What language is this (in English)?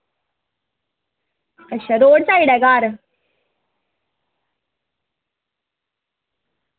Dogri